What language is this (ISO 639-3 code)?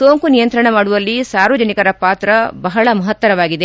kan